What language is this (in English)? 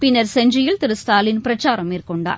Tamil